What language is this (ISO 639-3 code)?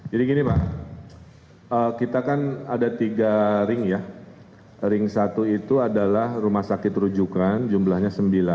ind